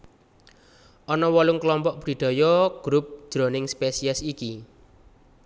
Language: Javanese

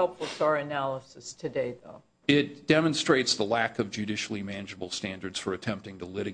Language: English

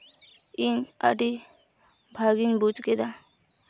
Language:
Santali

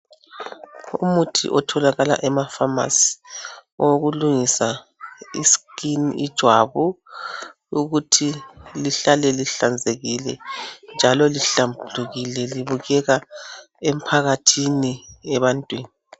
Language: North Ndebele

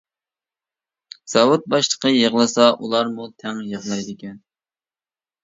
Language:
Uyghur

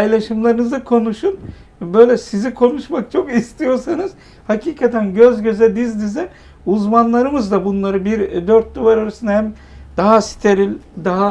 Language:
Turkish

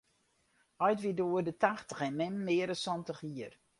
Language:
Western Frisian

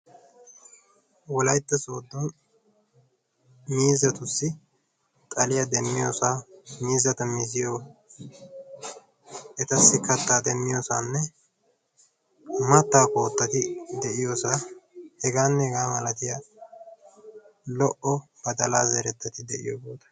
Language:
Wolaytta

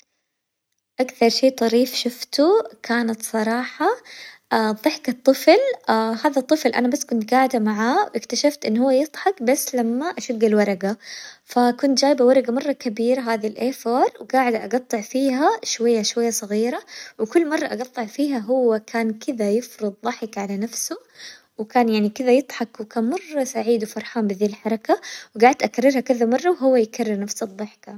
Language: Hijazi Arabic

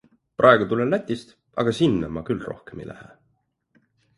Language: Estonian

